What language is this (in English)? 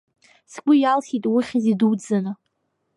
Abkhazian